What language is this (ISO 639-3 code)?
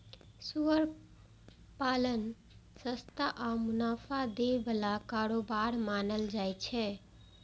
mai